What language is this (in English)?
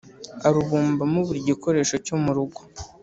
Kinyarwanda